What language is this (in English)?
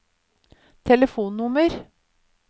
Norwegian